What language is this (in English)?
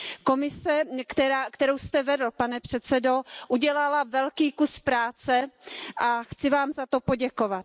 Czech